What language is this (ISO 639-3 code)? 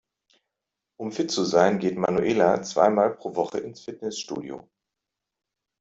deu